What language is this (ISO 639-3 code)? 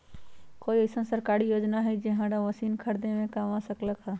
mag